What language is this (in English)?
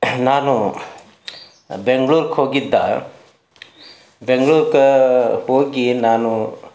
Kannada